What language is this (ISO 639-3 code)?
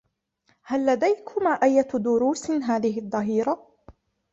ara